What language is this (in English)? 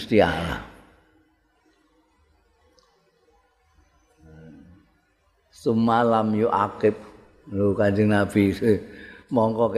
Indonesian